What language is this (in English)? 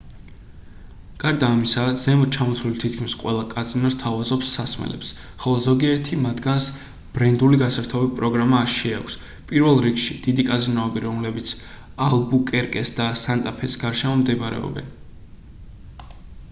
Georgian